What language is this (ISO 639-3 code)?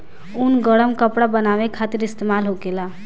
bho